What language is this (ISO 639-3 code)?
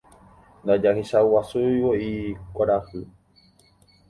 grn